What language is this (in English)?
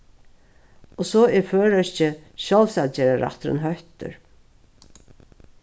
Faroese